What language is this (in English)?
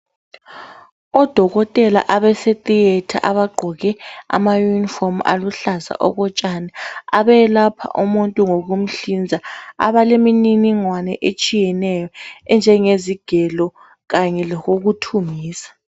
North Ndebele